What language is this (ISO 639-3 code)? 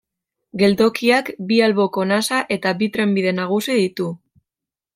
eus